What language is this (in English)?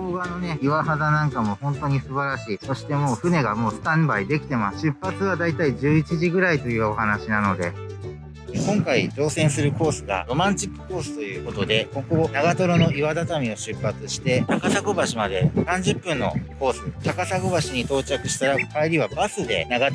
Japanese